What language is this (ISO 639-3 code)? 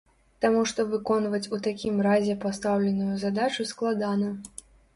bel